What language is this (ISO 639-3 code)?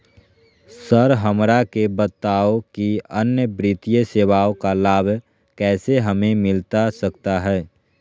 mag